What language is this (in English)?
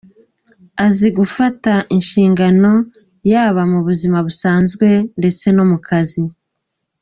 Kinyarwanda